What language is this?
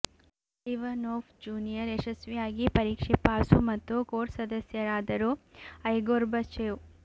Kannada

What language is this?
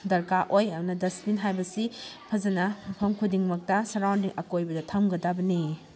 Manipuri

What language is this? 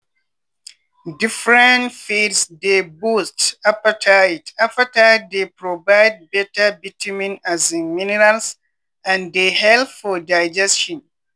Nigerian Pidgin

